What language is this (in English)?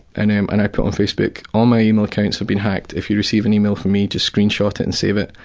English